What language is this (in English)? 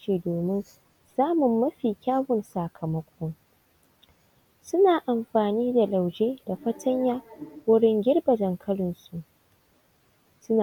Hausa